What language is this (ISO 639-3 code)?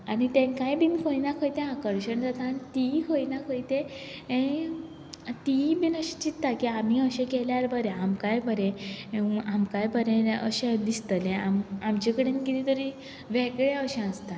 kok